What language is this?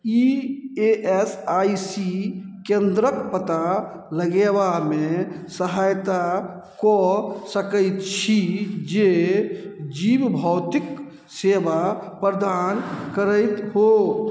Maithili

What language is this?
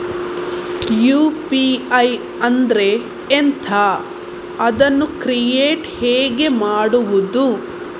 Kannada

